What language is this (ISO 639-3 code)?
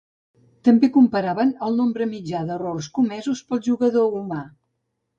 cat